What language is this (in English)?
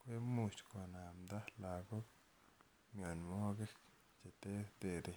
Kalenjin